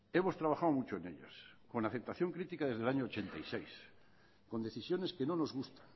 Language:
Spanish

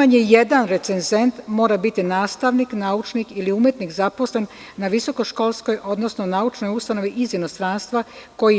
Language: Serbian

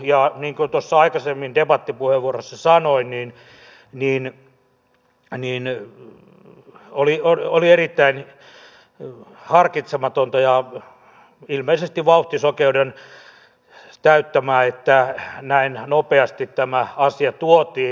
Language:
Finnish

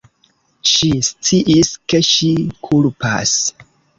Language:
Esperanto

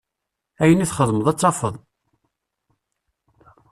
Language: Kabyle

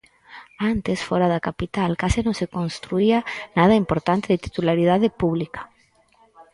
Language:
Galician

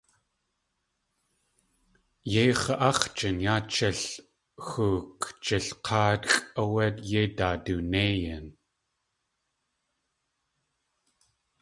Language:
Tlingit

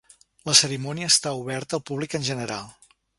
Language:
Catalan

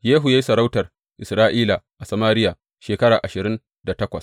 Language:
Hausa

